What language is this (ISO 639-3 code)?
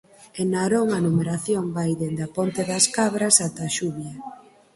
glg